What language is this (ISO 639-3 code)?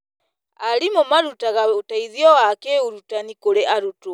kik